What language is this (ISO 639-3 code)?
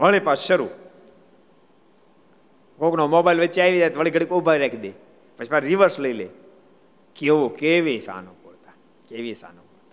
guj